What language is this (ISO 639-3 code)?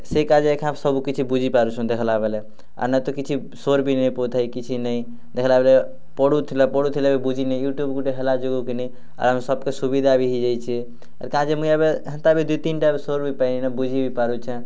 ori